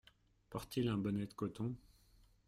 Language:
French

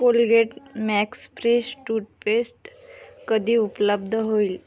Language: Marathi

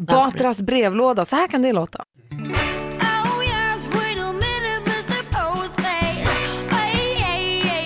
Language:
Swedish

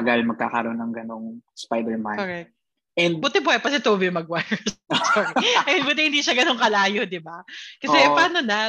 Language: Filipino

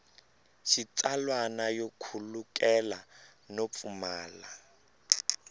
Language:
Tsonga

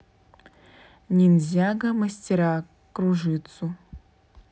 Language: Russian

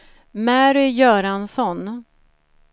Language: Swedish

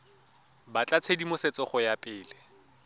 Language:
Tswana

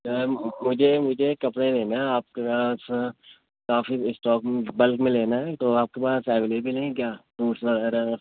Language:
Urdu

